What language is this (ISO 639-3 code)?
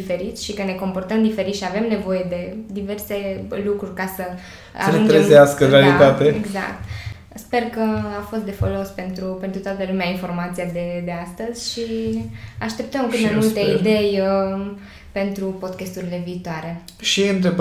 ron